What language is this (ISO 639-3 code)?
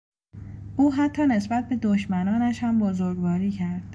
fas